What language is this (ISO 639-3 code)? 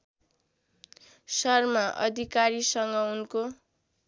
nep